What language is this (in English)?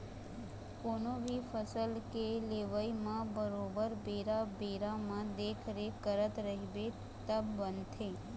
Chhattisgarhi